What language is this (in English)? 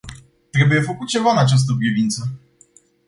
Romanian